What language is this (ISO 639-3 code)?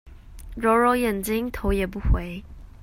zho